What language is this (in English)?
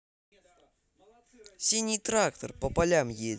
Russian